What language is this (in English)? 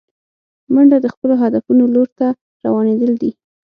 Pashto